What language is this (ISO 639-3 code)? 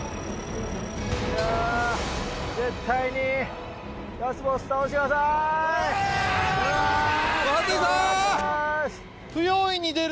jpn